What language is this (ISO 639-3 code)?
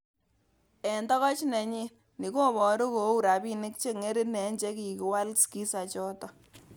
kln